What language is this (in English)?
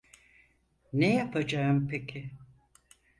Turkish